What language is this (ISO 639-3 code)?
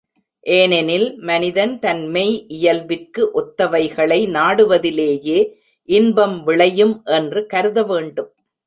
tam